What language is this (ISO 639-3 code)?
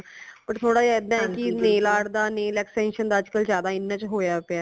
pan